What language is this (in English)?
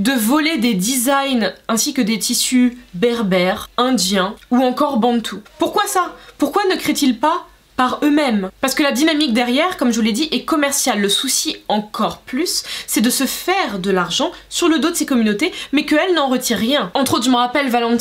French